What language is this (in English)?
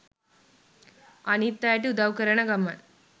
Sinhala